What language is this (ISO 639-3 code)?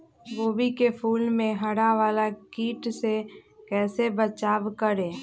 mag